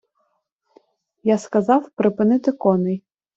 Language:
Ukrainian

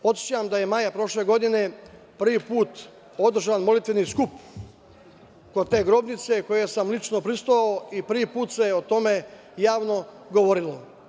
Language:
Serbian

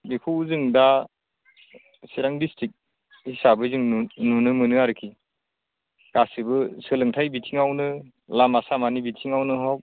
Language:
Bodo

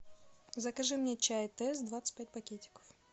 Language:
Russian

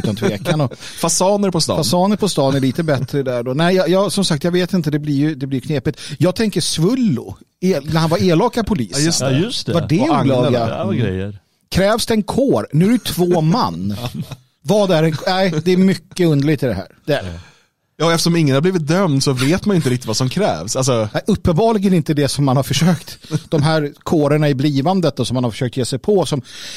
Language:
Swedish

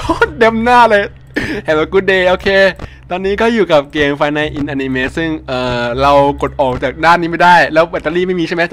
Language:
Thai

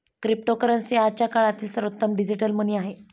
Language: Marathi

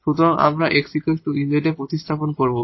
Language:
Bangla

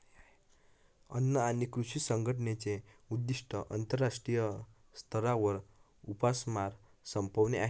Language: Marathi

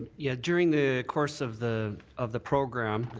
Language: English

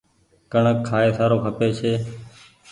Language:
Goaria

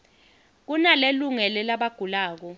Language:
Swati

